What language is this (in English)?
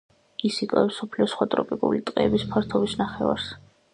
Georgian